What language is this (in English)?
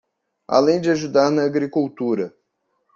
Portuguese